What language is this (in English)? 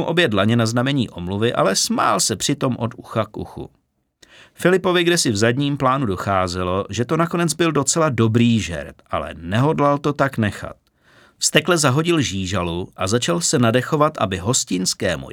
Czech